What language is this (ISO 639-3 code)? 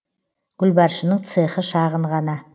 kaz